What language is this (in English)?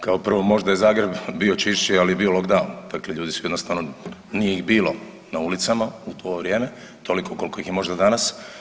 Croatian